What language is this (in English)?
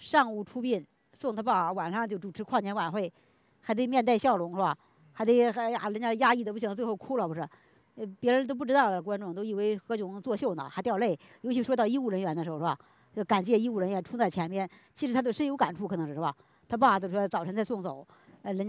Chinese